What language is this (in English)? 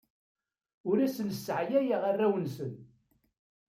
Kabyle